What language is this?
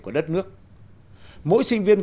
Vietnamese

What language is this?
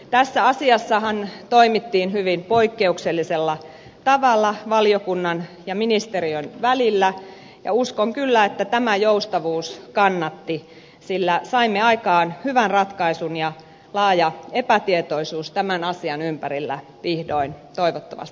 Finnish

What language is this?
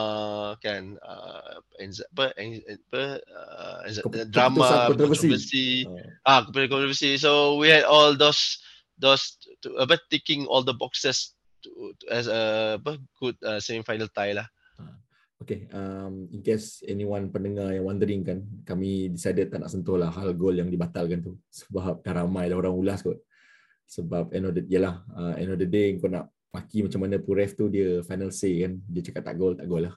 Malay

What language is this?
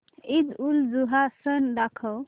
Marathi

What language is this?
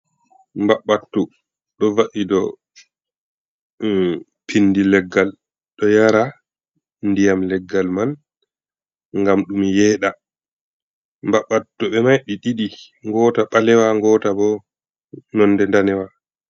Fula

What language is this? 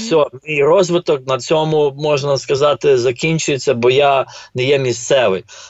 Ukrainian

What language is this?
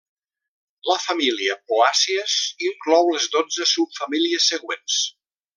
Catalan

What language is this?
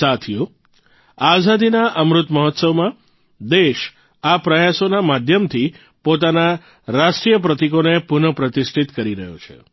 Gujarati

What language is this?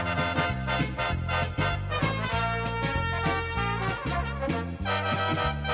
Vietnamese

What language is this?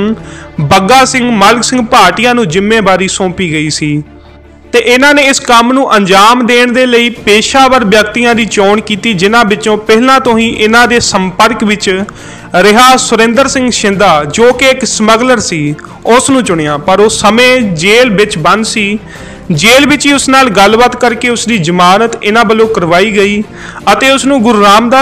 Hindi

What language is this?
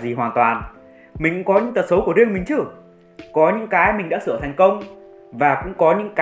Vietnamese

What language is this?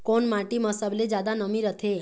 Chhattisgarhi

